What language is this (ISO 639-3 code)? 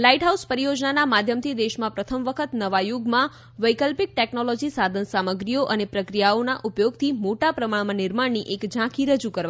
guj